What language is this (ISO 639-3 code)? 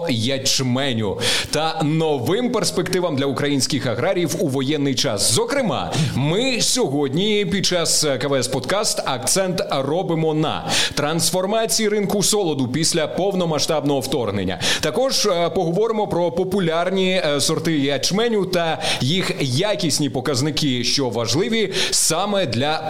ukr